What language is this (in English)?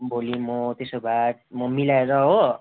Nepali